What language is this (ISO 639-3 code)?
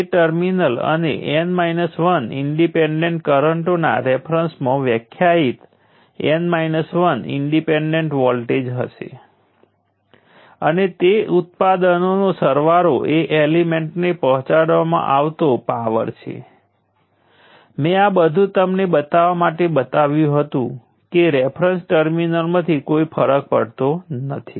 guj